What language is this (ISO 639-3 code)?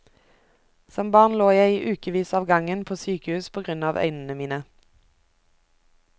nor